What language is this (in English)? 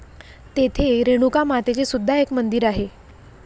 Marathi